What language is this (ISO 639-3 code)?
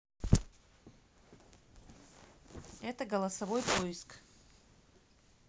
rus